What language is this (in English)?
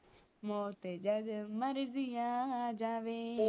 Punjabi